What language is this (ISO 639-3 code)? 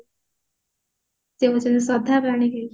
ori